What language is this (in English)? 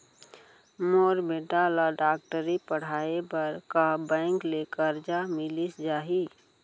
Chhattisgarhi